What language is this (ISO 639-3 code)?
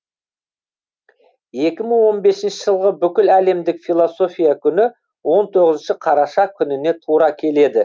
kaz